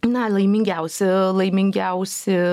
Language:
Lithuanian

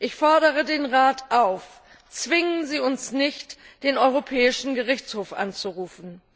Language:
German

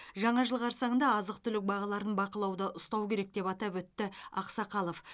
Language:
Kazakh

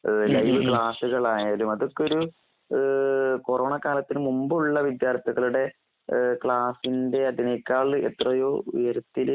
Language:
Malayalam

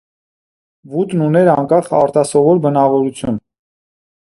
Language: Armenian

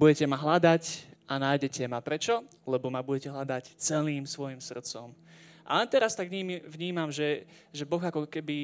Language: Slovak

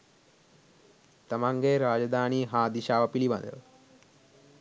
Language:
Sinhala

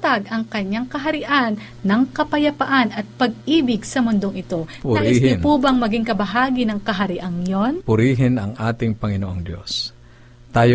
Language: Filipino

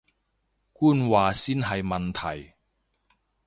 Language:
Cantonese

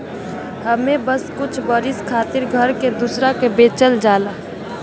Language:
Bhojpuri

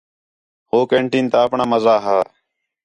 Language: Khetrani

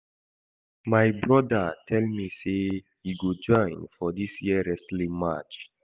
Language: Nigerian Pidgin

